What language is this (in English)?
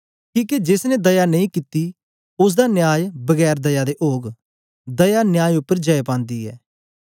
Dogri